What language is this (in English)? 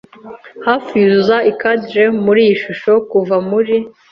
Kinyarwanda